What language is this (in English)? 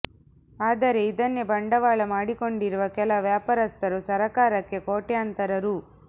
Kannada